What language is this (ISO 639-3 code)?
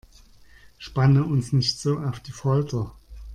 deu